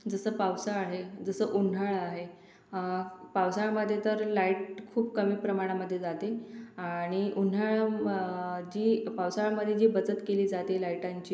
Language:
Marathi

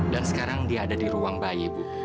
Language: Indonesian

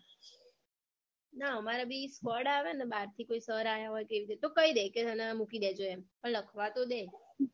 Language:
Gujarati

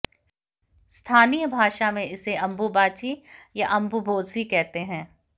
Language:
Hindi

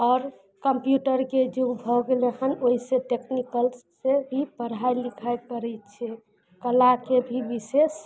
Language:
Maithili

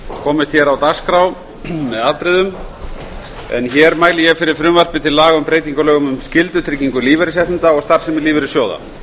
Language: Icelandic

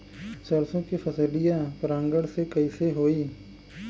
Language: Bhojpuri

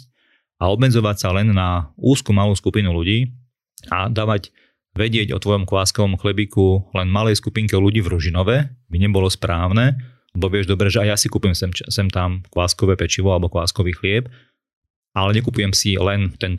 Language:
Slovak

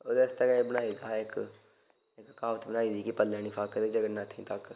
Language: Dogri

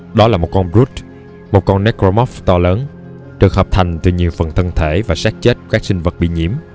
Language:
Vietnamese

